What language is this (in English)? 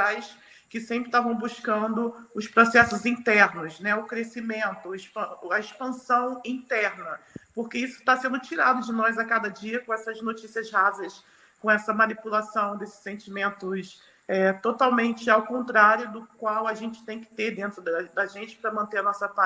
Portuguese